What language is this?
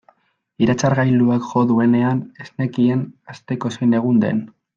Basque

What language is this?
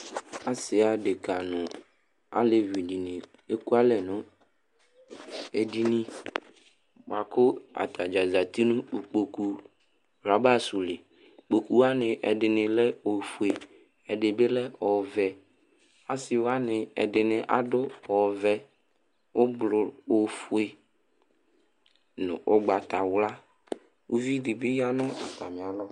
Ikposo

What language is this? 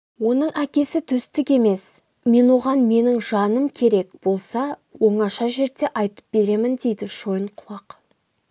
Kazakh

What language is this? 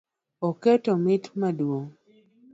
Luo (Kenya and Tanzania)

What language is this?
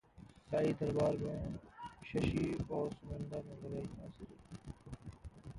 Hindi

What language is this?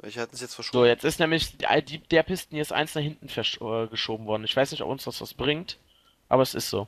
German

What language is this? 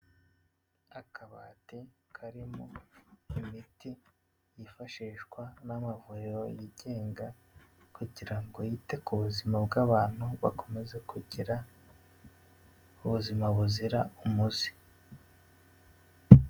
Kinyarwanda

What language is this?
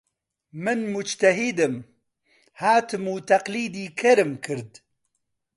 Central Kurdish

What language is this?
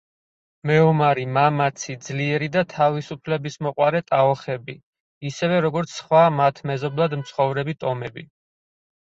Georgian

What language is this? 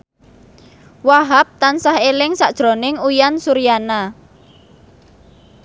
Javanese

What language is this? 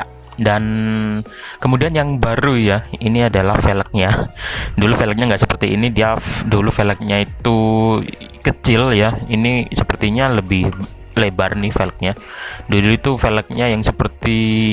Indonesian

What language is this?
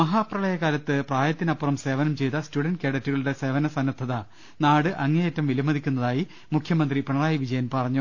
Malayalam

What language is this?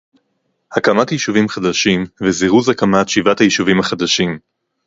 Hebrew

